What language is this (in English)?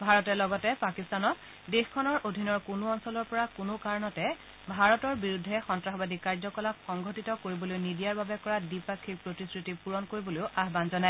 Assamese